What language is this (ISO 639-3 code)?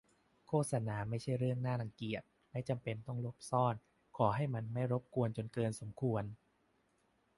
tha